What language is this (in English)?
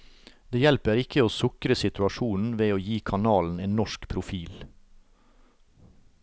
Norwegian